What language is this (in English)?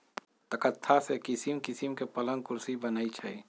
Magahi